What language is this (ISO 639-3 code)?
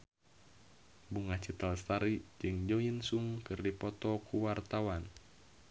sun